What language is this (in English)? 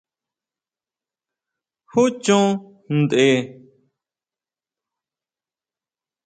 Huautla Mazatec